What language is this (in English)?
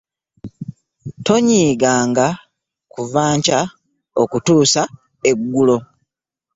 Ganda